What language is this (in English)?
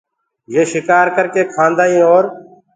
Gurgula